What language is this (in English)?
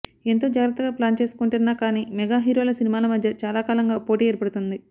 Telugu